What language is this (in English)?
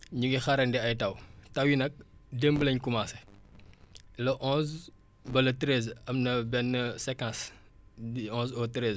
Wolof